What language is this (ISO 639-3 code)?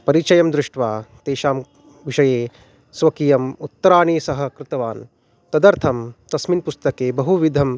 san